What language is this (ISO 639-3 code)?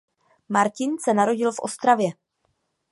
ces